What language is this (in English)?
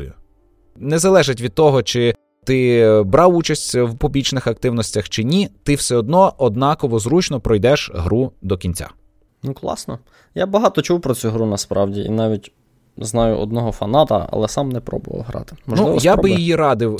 Ukrainian